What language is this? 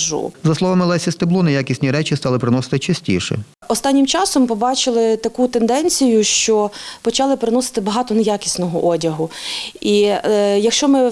Ukrainian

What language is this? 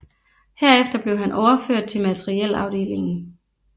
Danish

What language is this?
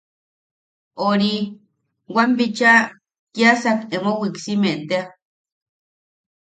Yaqui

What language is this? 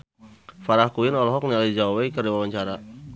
Sundanese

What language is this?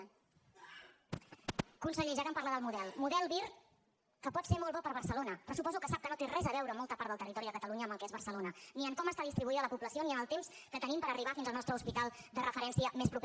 Catalan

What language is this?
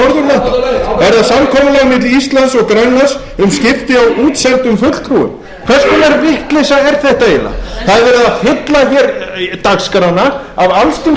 Icelandic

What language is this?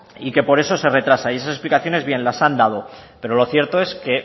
Spanish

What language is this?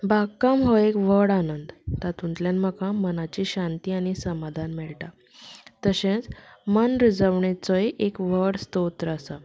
Konkani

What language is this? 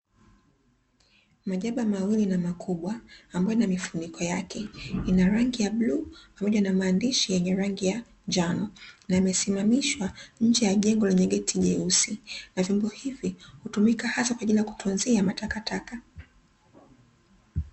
Swahili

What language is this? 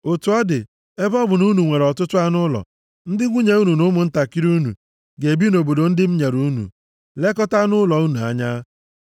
Igbo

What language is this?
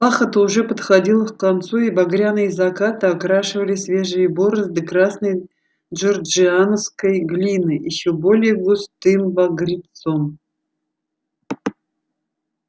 Russian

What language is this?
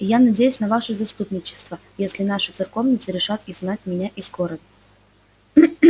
Russian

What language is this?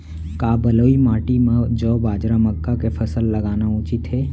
Chhattisgarhi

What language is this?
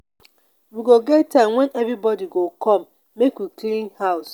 Nigerian Pidgin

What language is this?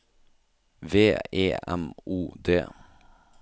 Norwegian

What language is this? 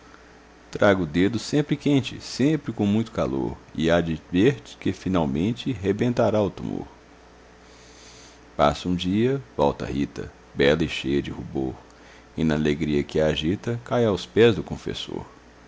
Portuguese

